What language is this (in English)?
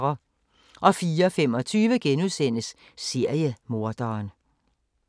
Danish